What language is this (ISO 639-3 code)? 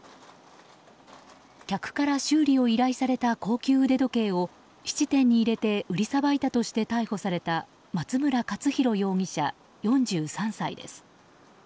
jpn